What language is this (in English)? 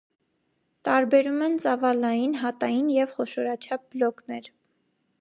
Armenian